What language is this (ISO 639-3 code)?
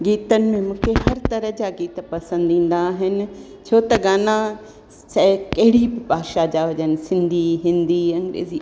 snd